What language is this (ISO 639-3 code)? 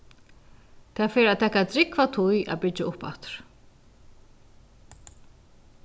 fao